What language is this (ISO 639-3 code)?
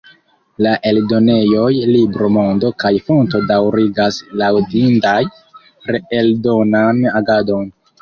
epo